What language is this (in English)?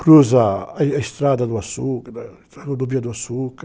Portuguese